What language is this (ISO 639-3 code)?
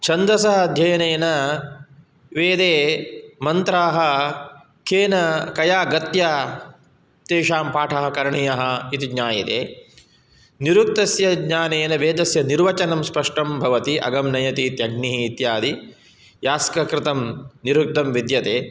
san